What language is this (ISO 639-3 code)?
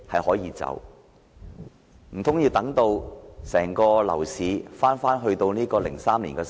yue